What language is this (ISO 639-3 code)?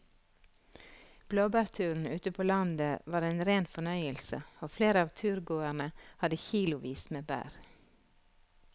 nor